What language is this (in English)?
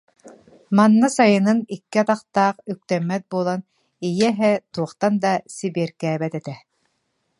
Yakut